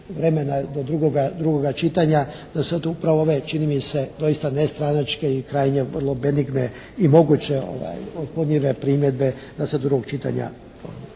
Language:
Croatian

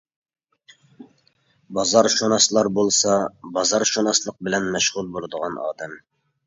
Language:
Uyghur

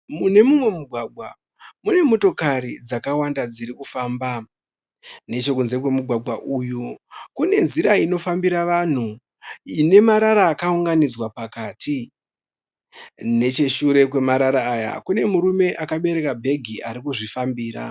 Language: Shona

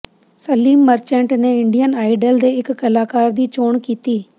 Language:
Punjabi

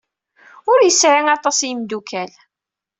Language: Kabyle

